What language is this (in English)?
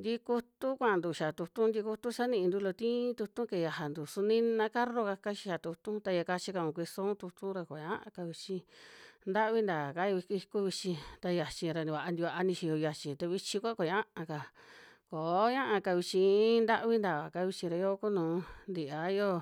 Western Juxtlahuaca Mixtec